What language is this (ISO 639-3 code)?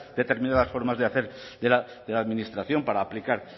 spa